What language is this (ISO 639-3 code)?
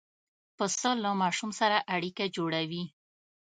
pus